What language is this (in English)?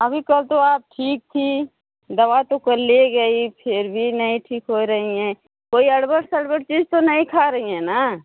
Hindi